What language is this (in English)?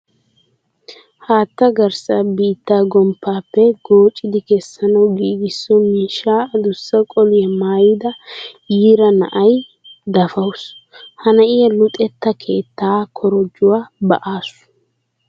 Wolaytta